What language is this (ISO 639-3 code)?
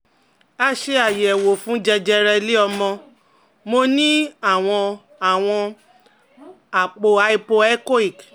yor